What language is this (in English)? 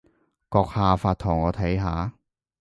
Cantonese